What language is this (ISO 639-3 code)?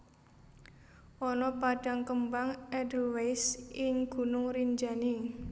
jav